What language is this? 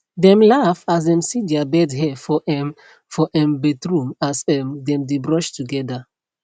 Nigerian Pidgin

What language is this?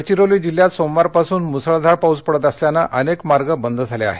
Marathi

